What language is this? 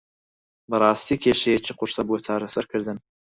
Central Kurdish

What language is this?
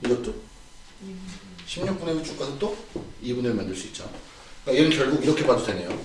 Korean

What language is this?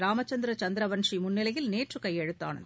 Tamil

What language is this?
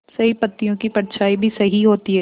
Hindi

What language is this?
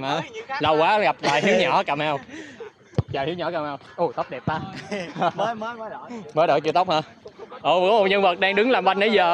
Vietnamese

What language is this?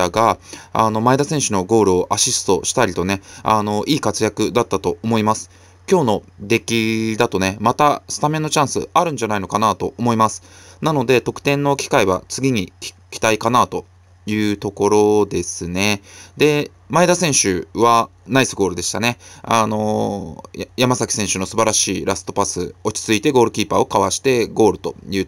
Japanese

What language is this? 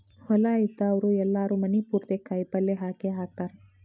Kannada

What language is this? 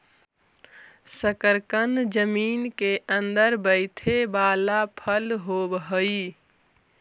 Magahi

